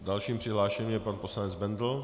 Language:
Czech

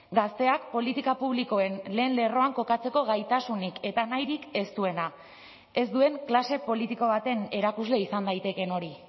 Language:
Basque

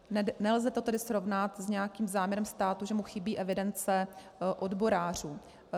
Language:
Czech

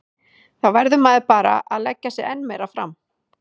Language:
Icelandic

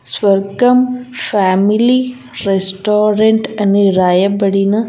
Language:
Telugu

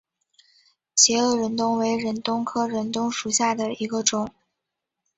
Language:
Chinese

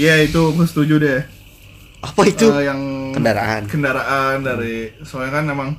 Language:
Indonesian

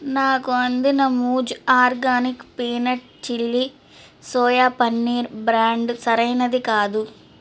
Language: Telugu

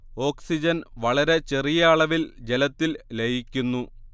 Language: Malayalam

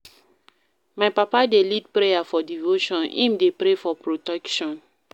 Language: Nigerian Pidgin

